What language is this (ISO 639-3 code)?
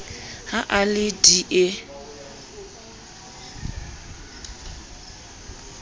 sot